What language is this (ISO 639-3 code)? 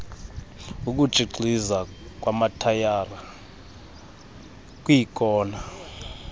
xho